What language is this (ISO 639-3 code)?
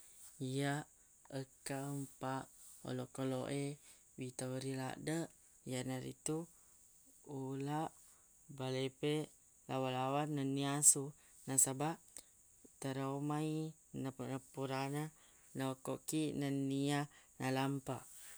bug